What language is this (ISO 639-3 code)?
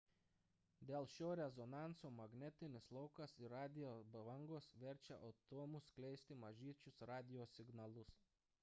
lit